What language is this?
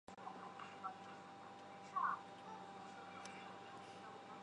Chinese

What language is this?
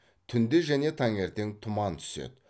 Kazakh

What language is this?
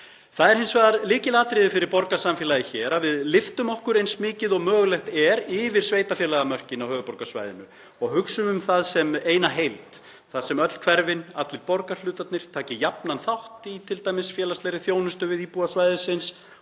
Icelandic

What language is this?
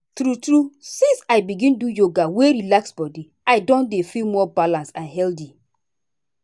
Nigerian Pidgin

